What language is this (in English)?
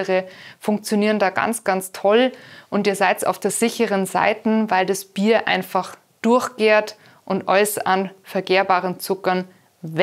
German